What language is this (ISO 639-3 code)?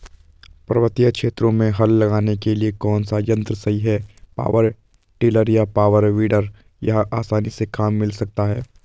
hin